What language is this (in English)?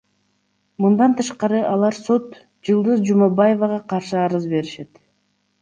Kyrgyz